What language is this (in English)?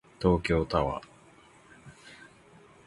Japanese